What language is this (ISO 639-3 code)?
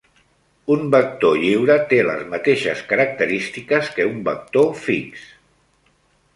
cat